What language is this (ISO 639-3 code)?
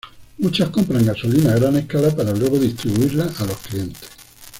spa